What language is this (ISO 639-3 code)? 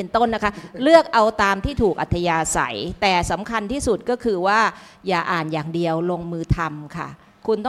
tha